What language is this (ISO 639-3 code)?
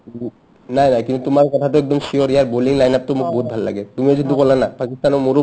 asm